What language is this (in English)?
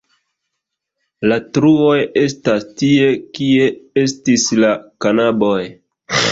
Esperanto